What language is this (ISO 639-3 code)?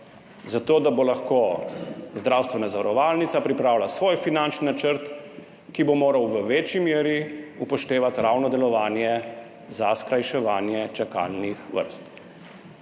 slv